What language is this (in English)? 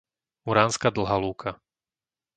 Slovak